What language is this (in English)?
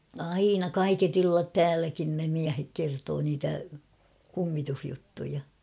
Finnish